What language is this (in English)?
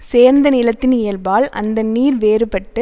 Tamil